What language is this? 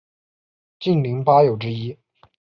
Chinese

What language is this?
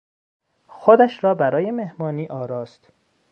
Persian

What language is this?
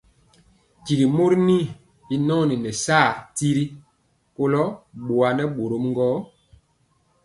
Mpiemo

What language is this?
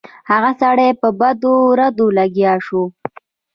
Pashto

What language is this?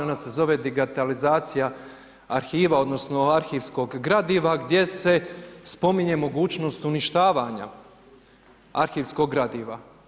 Croatian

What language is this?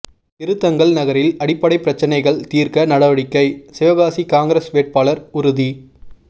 Tamil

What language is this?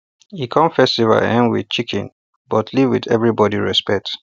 Nigerian Pidgin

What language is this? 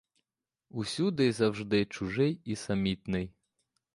Ukrainian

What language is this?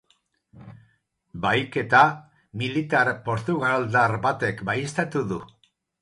Basque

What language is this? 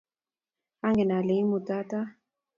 Kalenjin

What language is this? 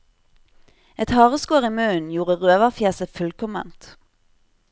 Norwegian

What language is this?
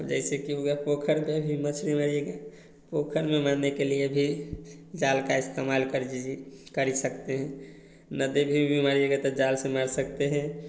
Hindi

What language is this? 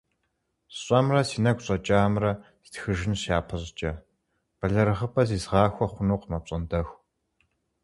Kabardian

